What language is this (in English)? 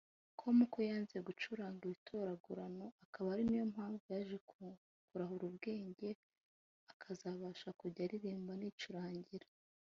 Kinyarwanda